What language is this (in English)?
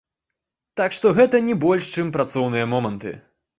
Belarusian